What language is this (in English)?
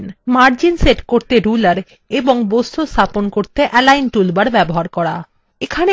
Bangla